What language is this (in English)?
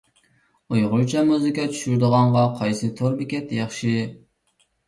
Uyghur